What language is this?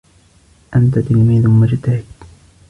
Arabic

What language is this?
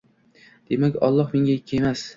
Uzbek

